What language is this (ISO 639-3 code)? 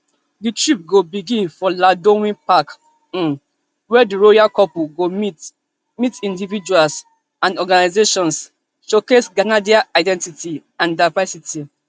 pcm